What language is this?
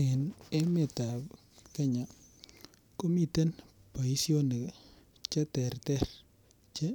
Kalenjin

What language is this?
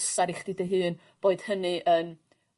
Welsh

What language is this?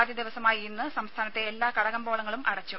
Malayalam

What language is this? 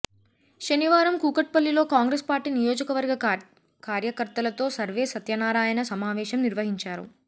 Telugu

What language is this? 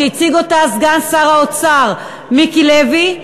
Hebrew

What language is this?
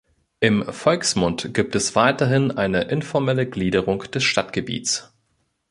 German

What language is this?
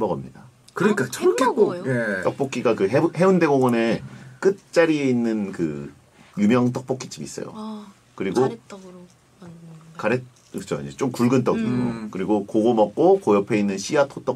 Korean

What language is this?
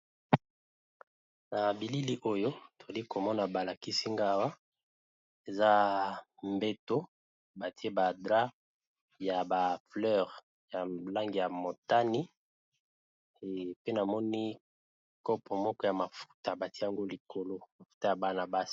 Lingala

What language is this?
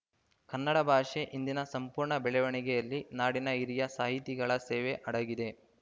Kannada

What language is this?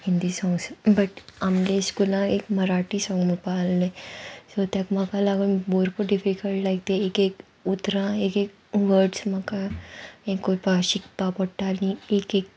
Konkani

